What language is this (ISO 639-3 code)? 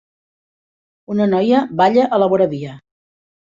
cat